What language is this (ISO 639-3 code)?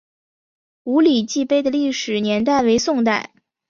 zho